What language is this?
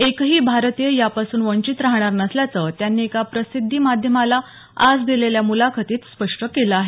Marathi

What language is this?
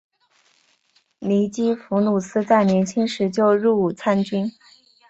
Chinese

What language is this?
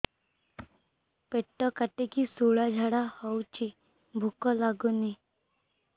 Odia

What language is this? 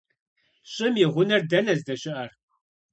Kabardian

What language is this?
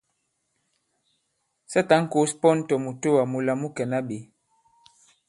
Bankon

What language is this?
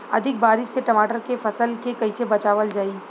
Bhojpuri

